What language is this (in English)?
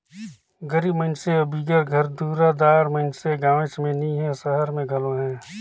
Chhattisgarhi